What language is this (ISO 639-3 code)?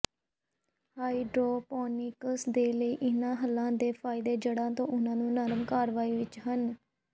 pan